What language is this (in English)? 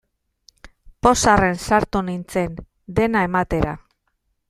Basque